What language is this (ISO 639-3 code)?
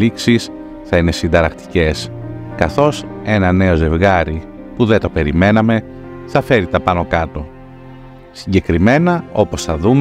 ell